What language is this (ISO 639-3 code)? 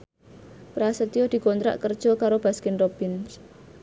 jav